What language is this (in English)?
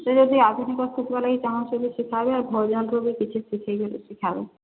Odia